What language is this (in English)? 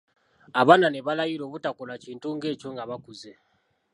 Ganda